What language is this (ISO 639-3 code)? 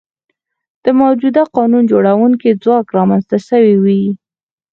pus